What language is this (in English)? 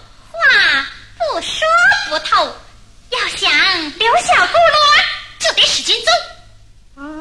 Chinese